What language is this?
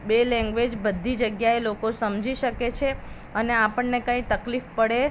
Gujarati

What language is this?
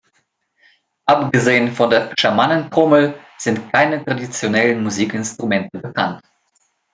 German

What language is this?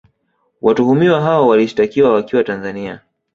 Swahili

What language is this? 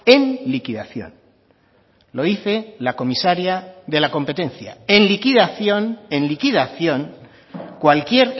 Spanish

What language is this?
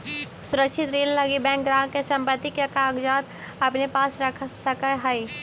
Magahi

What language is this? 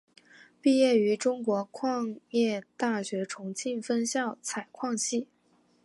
Chinese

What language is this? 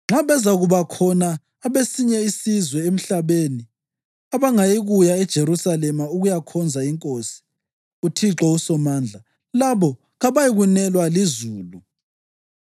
North Ndebele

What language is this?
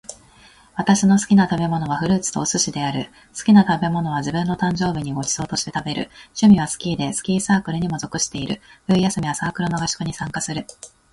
Japanese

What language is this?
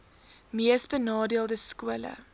Afrikaans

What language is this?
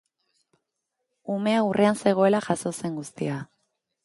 Basque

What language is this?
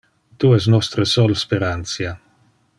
Interlingua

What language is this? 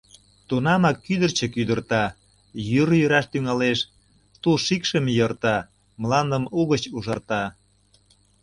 Mari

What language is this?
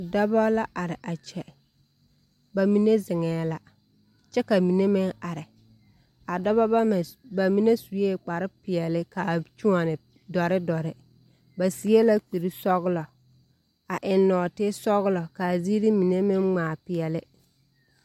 Southern Dagaare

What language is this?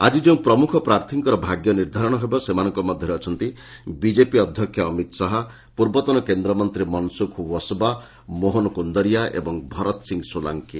Odia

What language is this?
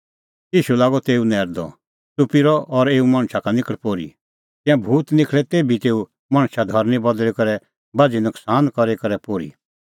Kullu Pahari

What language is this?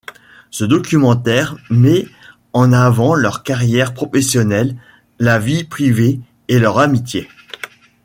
French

